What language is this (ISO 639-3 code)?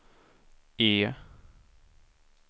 swe